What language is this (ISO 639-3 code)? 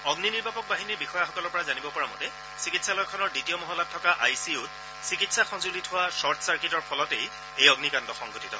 asm